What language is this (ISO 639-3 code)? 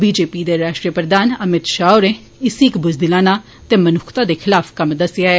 doi